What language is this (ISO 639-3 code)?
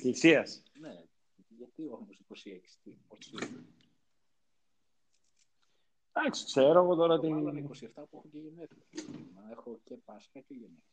ell